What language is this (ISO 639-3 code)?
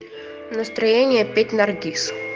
rus